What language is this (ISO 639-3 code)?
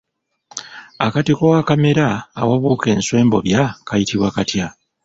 lug